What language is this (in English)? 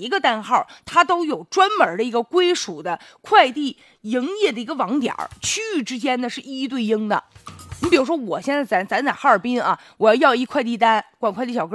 Chinese